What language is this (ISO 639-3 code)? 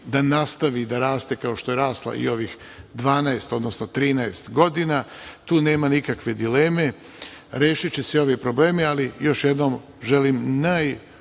srp